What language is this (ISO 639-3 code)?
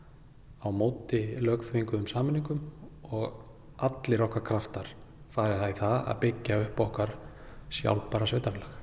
isl